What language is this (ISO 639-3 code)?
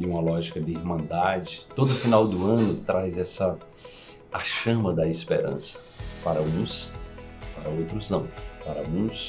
por